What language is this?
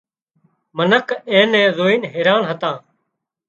Wadiyara Koli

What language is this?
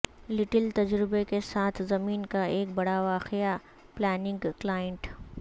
Urdu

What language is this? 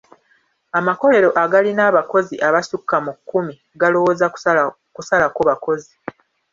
Ganda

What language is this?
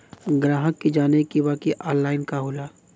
Bhojpuri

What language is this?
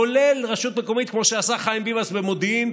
Hebrew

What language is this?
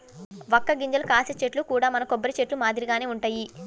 Telugu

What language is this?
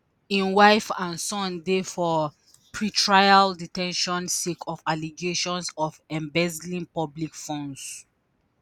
Nigerian Pidgin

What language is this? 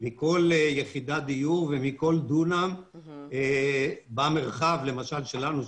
Hebrew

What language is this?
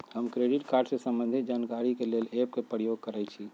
Magahi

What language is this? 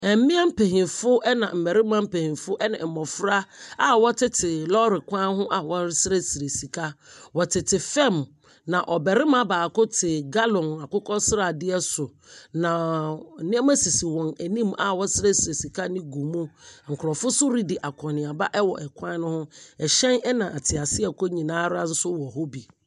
Akan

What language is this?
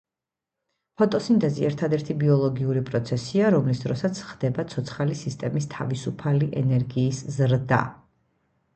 Georgian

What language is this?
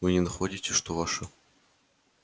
Russian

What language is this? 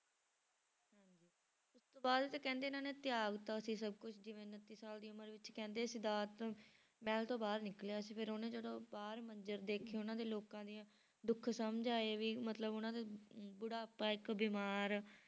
Punjabi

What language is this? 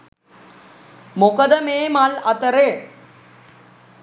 Sinhala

